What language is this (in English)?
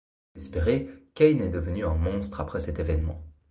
French